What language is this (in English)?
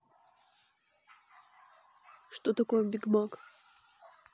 Russian